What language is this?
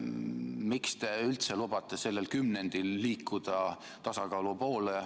Estonian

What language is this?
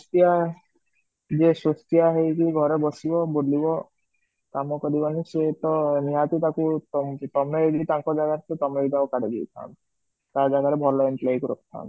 Odia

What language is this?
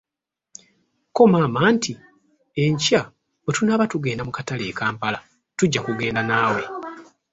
Ganda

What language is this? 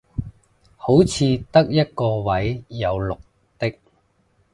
Cantonese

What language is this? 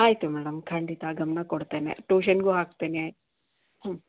Kannada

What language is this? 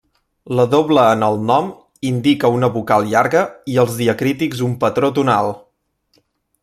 Catalan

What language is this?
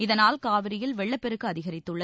Tamil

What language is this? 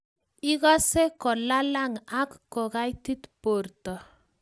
Kalenjin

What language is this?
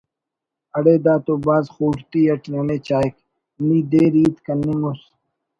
Brahui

